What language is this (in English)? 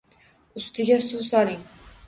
Uzbek